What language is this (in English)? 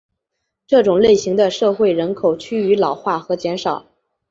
Chinese